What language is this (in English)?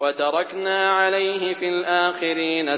Arabic